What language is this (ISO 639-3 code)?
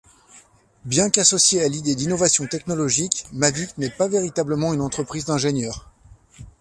fra